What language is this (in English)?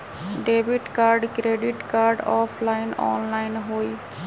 Magahi